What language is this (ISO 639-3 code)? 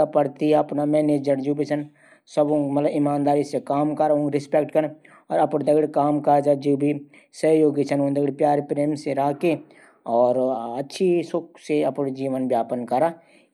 gbm